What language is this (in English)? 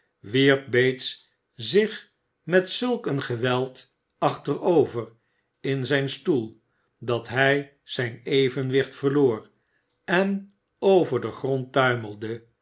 Dutch